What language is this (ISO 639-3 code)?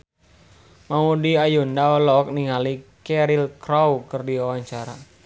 sun